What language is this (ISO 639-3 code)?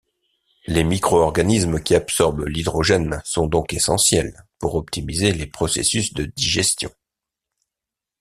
fra